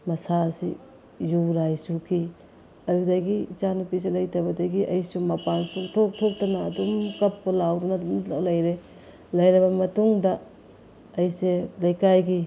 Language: Manipuri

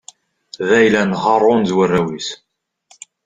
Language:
Kabyle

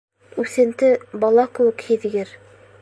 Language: Bashkir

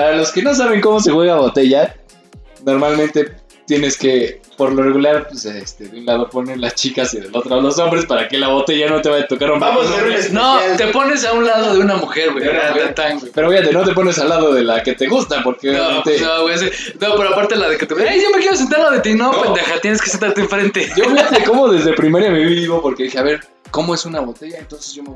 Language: Spanish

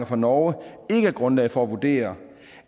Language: Danish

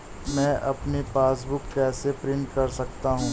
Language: Hindi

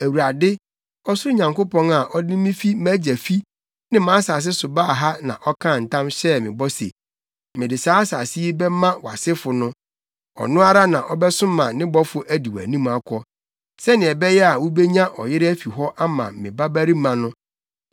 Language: Akan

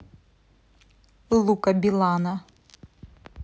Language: Russian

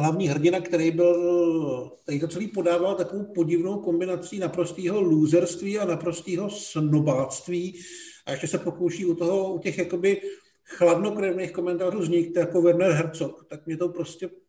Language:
Czech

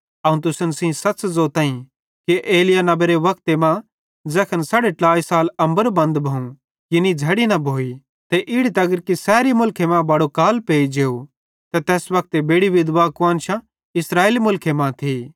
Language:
Bhadrawahi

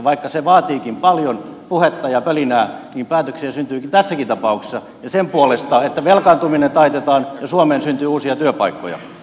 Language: Finnish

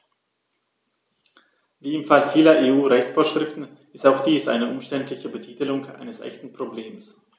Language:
German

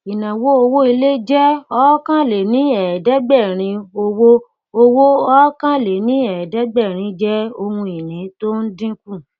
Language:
Yoruba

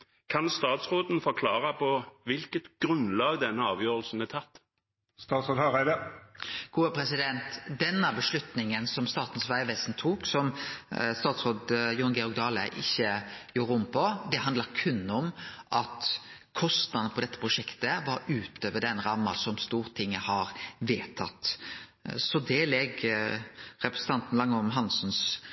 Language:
Norwegian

